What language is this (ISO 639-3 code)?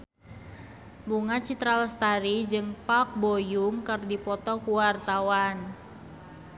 sun